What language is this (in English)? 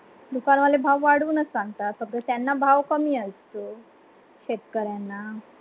Marathi